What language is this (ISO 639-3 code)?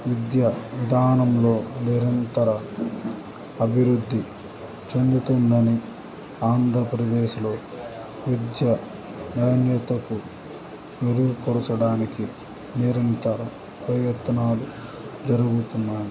tel